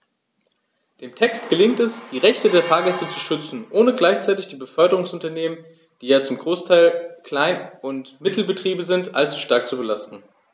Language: German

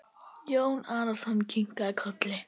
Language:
Icelandic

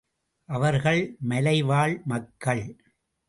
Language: Tamil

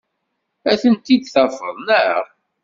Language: Kabyle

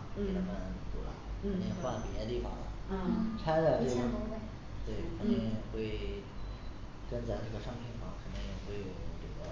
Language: Chinese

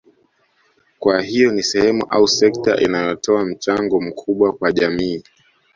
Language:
Swahili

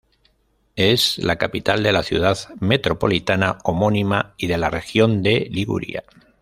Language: Spanish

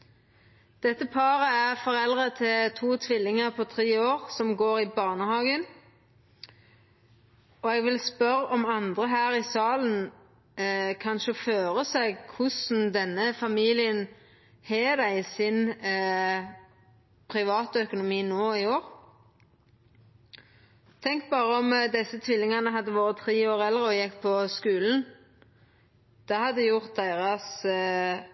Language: Norwegian Nynorsk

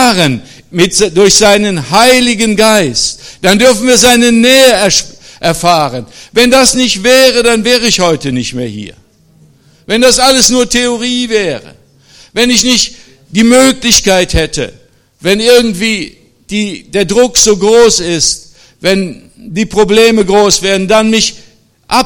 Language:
German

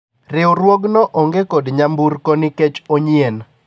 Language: Luo (Kenya and Tanzania)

